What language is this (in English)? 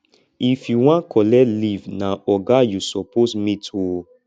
Nigerian Pidgin